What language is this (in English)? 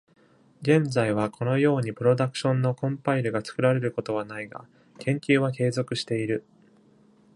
Japanese